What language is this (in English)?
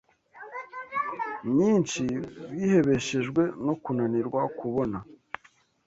Kinyarwanda